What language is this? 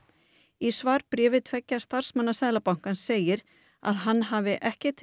Icelandic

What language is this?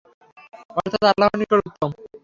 Bangla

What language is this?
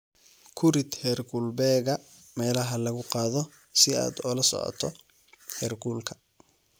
Somali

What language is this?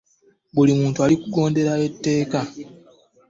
Ganda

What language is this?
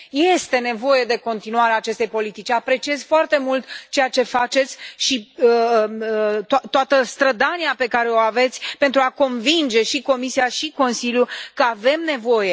Romanian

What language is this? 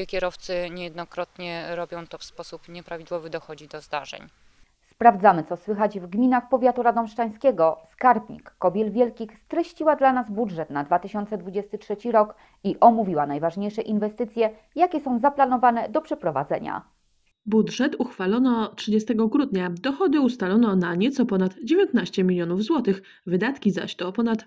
Polish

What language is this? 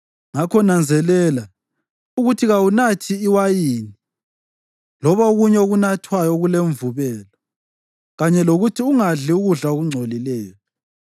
North Ndebele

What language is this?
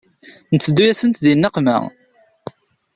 Kabyle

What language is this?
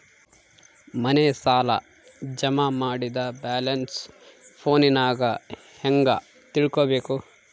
Kannada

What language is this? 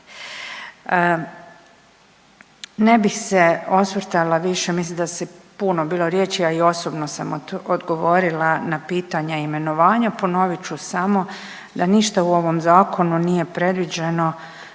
Croatian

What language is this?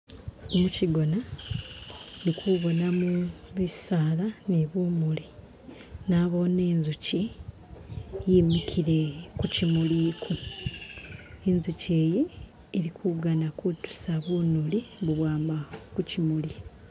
Masaaba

